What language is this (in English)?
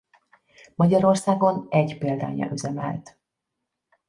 Hungarian